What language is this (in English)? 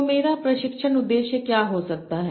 Hindi